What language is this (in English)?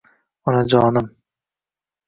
Uzbek